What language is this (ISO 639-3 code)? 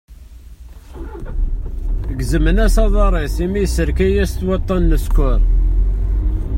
kab